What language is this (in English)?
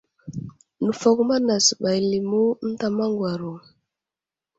Wuzlam